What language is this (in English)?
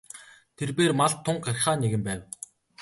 Mongolian